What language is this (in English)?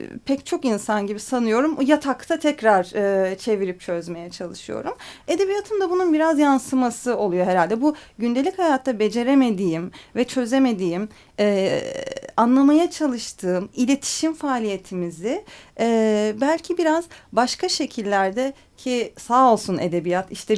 Turkish